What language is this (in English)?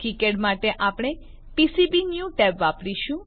Gujarati